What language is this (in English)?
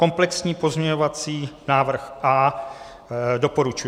Czech